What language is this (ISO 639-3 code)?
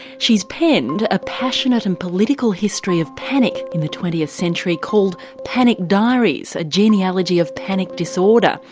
eng